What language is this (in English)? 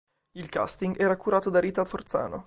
Italian